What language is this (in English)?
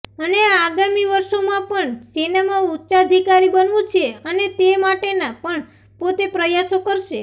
Gujarati